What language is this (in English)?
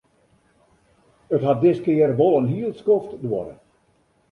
Western Frisian